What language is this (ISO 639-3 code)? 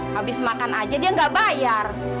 ind